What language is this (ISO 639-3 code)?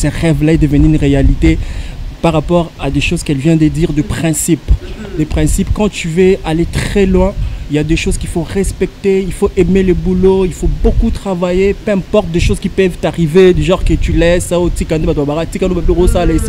fra